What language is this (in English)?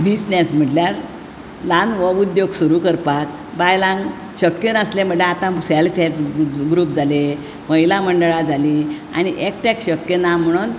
Konkani